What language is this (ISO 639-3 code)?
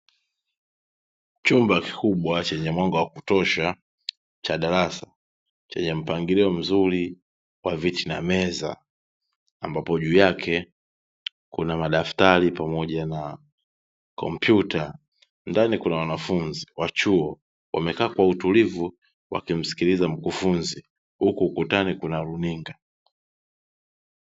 swa